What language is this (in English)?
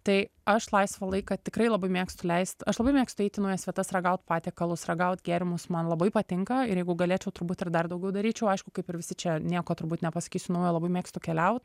Lithuanian